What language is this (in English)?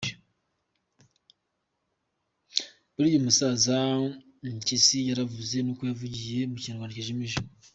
Kinyarwanda